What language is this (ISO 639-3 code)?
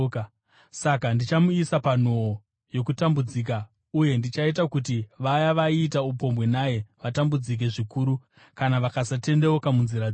sna